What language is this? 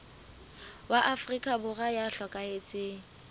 Southern Sotho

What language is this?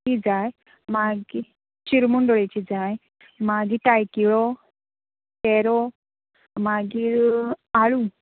Konkani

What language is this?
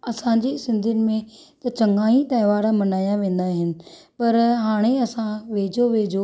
Sindhi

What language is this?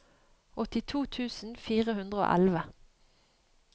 Norwegian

